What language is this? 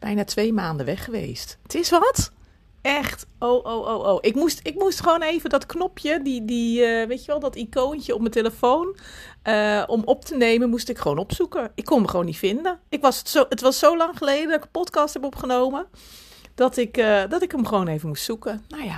Dutch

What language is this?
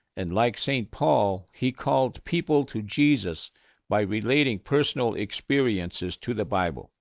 English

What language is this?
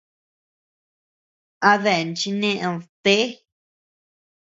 Tepeuxila Cuicatec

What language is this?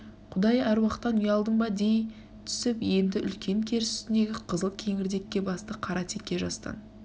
Kazakh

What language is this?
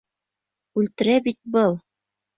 Bashkir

